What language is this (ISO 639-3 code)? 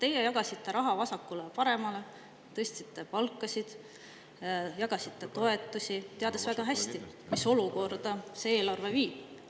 est